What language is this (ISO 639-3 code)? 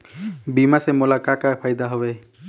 hne